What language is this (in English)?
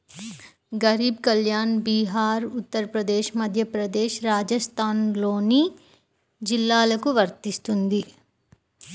Telugu